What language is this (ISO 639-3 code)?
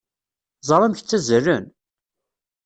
kab